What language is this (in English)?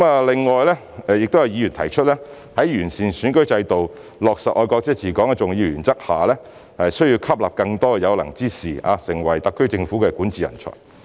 Cantonese